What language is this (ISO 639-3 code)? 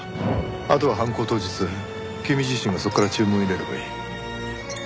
jpn